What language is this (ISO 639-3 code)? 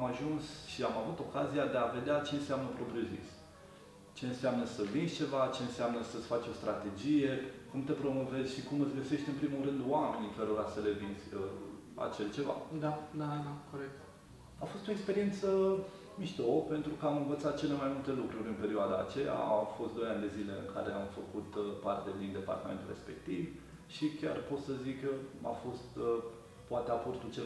ron